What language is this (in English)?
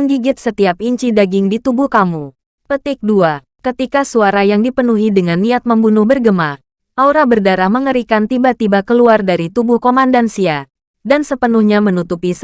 Indonesian